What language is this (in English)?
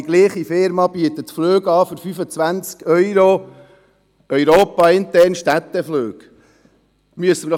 Swiss German